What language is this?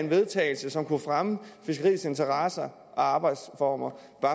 Danish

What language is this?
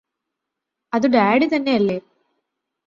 Malayalam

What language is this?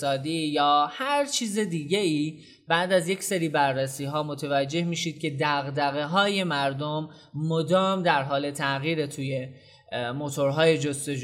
Persian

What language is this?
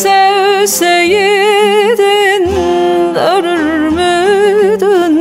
Turkish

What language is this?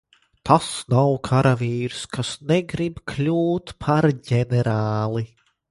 Latvian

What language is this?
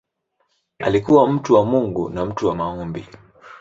Swahili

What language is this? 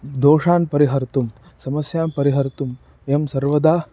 Sanskrit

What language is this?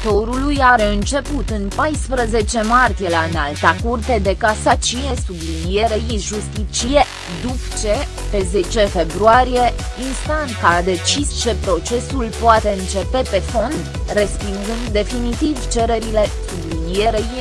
Romanian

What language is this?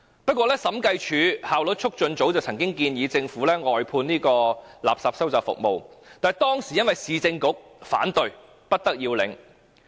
Cantonese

